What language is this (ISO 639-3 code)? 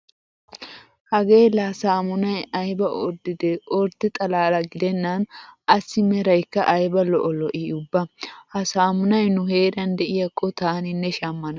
wal